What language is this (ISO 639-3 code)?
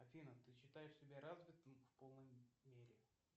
rus